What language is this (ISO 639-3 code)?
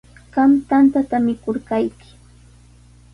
qws